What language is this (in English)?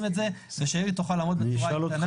Hebrew